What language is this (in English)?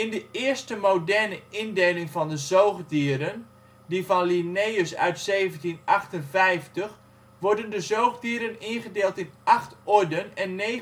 Dutch